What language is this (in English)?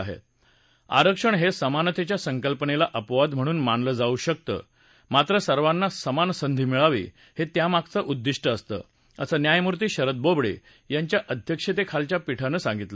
Marathi